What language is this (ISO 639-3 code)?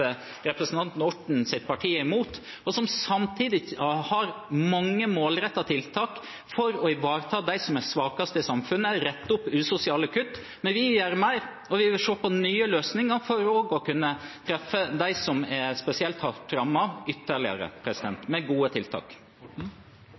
nob